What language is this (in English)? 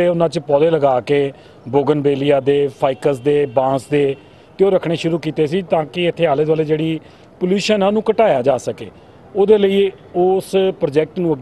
Hindi